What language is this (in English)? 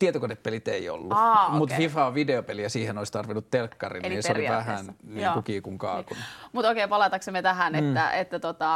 Finnish